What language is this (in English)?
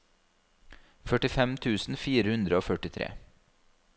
Norwegian